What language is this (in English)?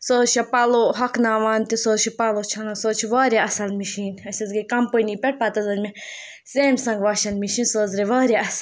Kashmiri